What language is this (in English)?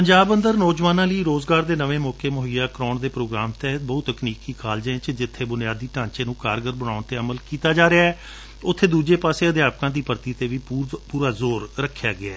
Punjabi